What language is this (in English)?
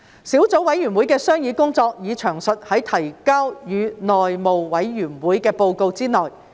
Cantonese